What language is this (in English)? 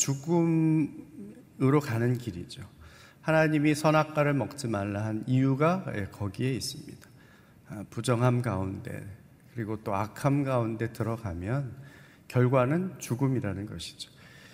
Korean